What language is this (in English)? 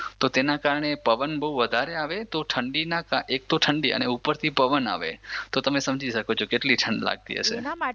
Gujarati